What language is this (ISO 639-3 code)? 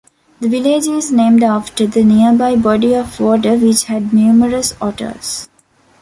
eng